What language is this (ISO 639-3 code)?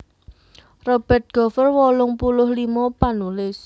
jav